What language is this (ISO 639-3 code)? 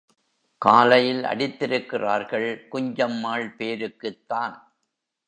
tam